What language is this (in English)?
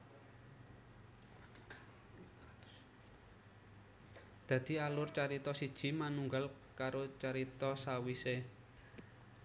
Javanese